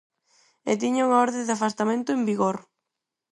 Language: Galician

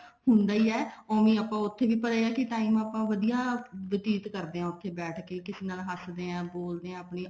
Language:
Punjabi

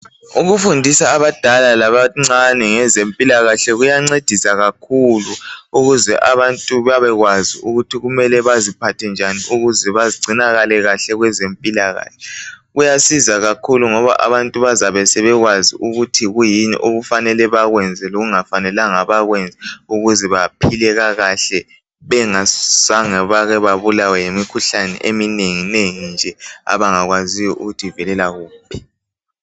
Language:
North Ndebele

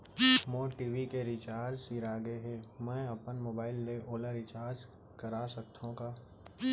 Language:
Chhattisgarhi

